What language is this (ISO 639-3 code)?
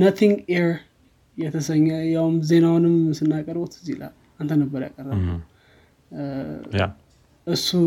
amh